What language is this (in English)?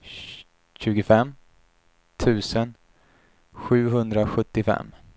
Swedish